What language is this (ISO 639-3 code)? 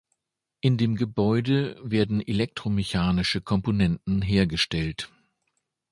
deu